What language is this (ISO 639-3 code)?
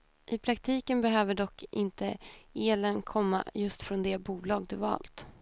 swe